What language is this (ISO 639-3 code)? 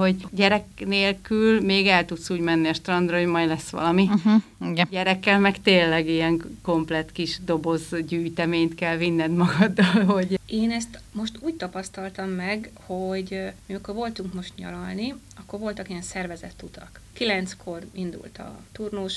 hun